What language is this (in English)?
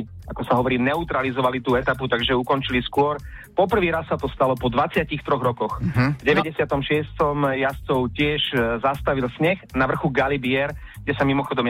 Slovak